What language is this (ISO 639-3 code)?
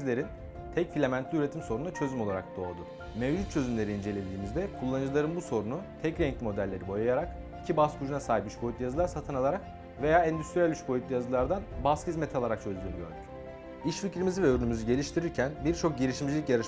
tur